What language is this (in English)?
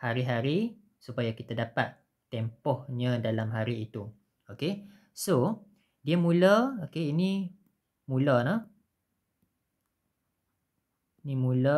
Malay